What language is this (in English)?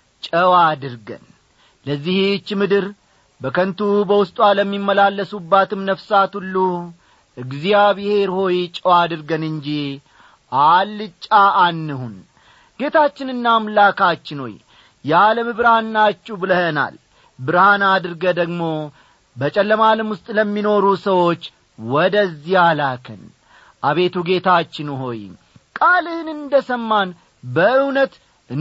Amharic